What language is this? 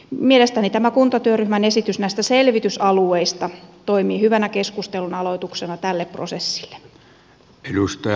Finnish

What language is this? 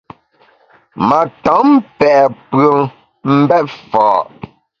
Bamun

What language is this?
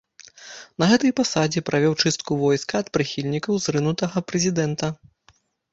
Belarusian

